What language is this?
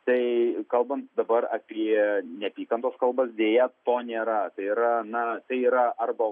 Lithuanian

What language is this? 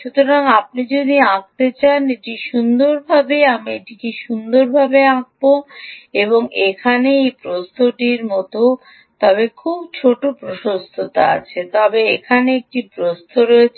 Bangla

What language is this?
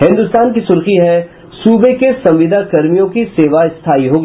Hindi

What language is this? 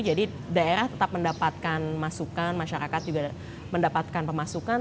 Indonesian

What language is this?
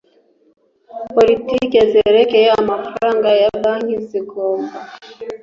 Kinyarwanda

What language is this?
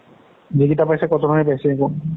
Assamese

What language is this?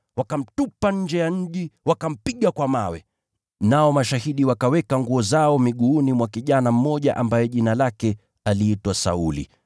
Swahili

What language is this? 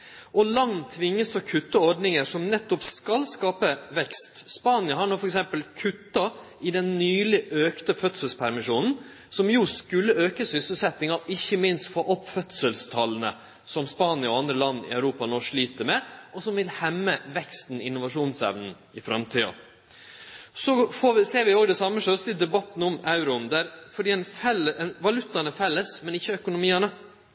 Norwegian Nynorsk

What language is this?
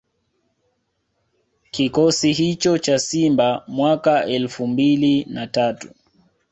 Swahili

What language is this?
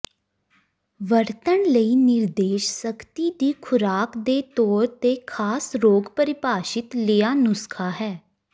Punjabi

